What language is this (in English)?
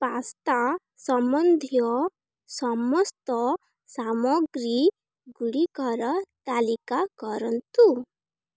Odia